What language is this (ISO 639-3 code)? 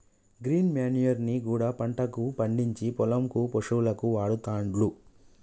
tel